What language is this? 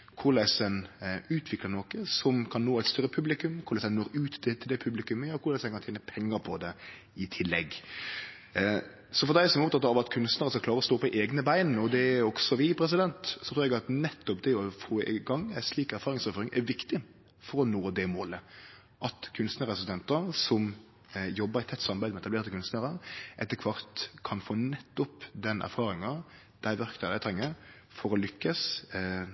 Norwegian Nynorsk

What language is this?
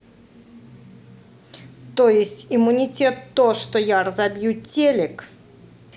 Russian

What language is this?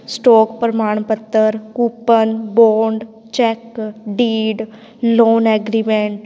Punjabi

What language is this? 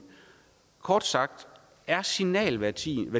Danish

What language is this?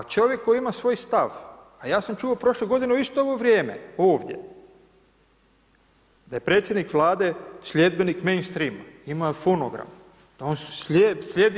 Croatian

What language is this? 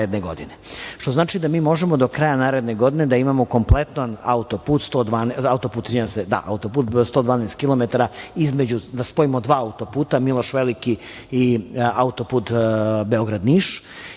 Serbian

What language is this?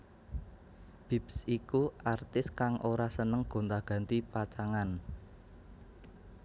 Javanese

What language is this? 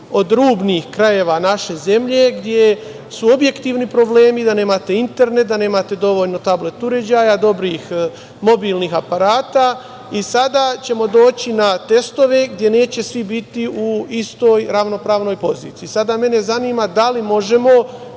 Serbian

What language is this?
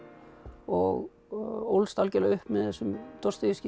Icelandic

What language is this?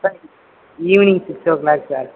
Tamil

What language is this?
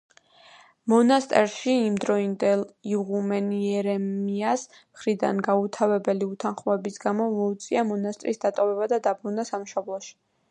Georgian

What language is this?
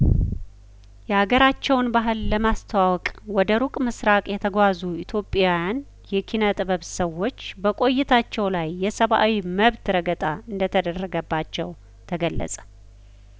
Amharic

